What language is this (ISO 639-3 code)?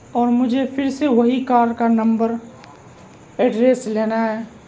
urd